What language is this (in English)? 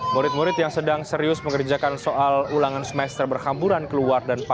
Indonesian